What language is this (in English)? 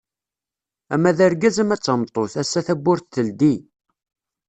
Kabyle